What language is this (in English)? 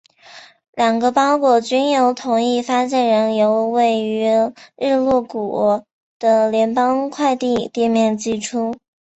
Chinese